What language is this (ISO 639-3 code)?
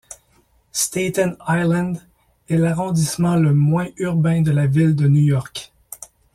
fra